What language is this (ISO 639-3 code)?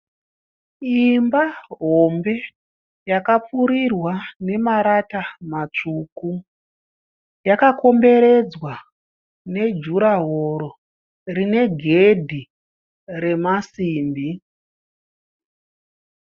sna